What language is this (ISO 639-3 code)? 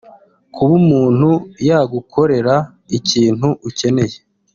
kin